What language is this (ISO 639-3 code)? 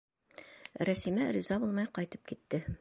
bak